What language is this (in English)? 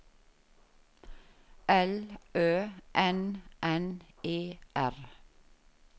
Norwegian